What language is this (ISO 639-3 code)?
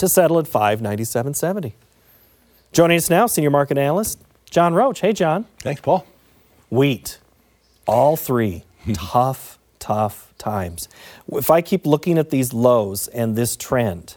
eng